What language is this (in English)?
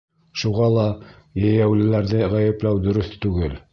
Bashkir